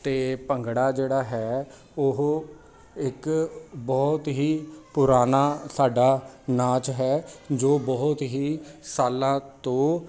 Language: Punjabi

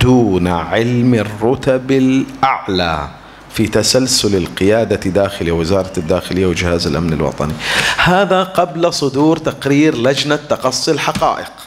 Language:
Arabic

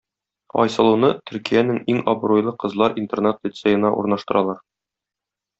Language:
Tatar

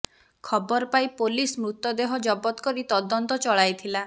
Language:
Odia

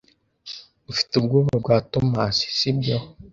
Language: Kinyarwanda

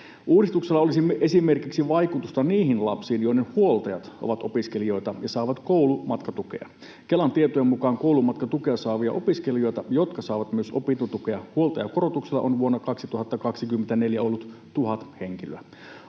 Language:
Finnish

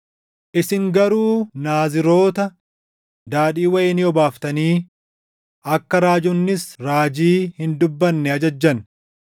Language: Oromo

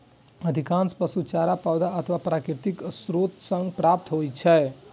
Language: Maithili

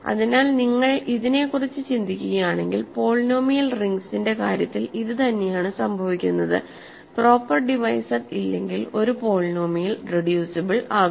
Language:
Malayalam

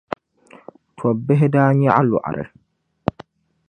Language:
Dagbani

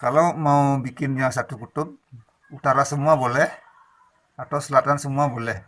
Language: Indonesian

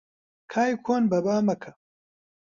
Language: Central Kurdish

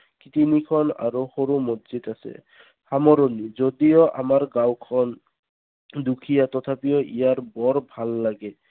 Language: Assamese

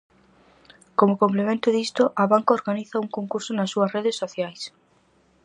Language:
Galician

